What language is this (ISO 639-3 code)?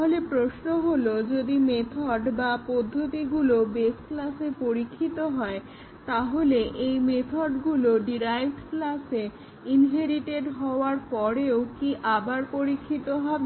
ben